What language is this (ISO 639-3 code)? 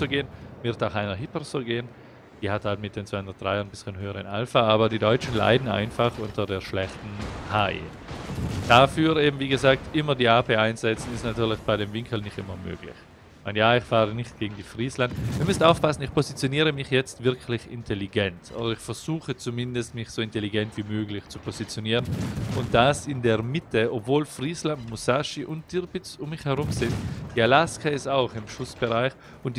deu